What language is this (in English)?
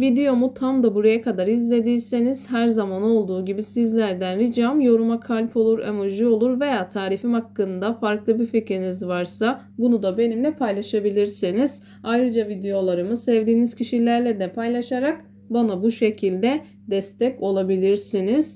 Turkish